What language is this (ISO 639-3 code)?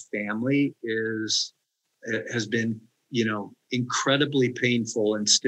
eng